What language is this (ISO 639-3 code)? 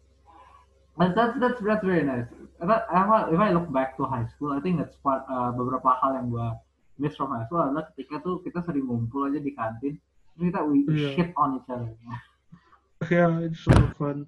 ind